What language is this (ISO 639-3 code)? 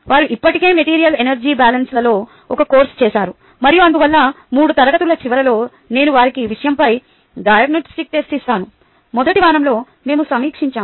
tel